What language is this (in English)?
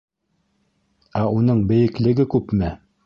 Bashkir